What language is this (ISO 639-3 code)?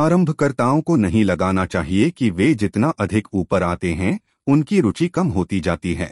hin